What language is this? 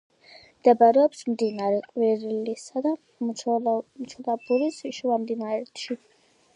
Georgian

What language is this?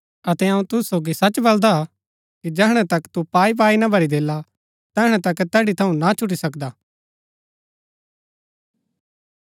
Gaddi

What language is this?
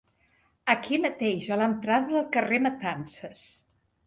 Catalan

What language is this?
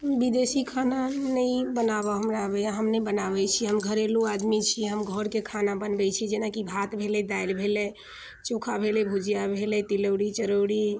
Maithili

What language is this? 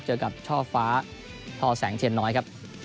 Thai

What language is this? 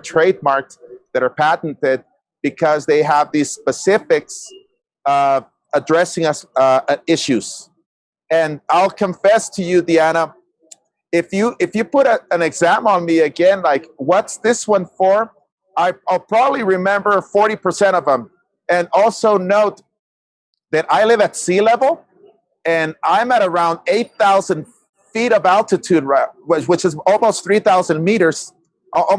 English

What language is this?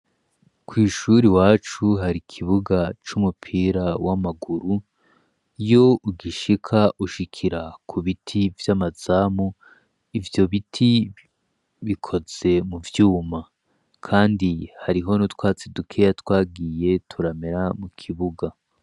Rundi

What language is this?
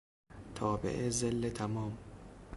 Persian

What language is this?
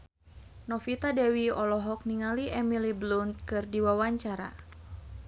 Sundanese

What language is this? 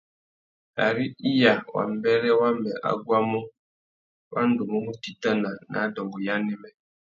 Tuki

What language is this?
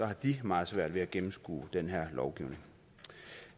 Danish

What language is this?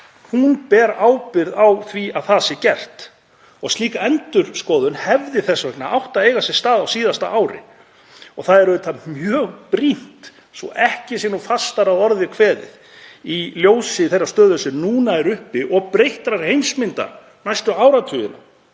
Icelandic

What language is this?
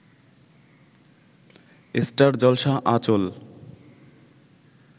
Bangla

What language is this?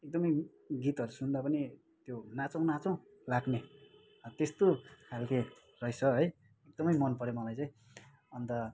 Nepali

